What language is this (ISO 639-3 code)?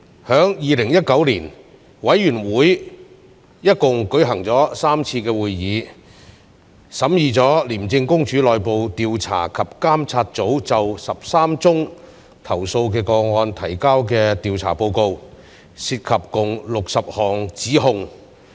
yue